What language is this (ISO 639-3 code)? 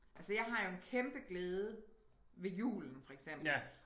dan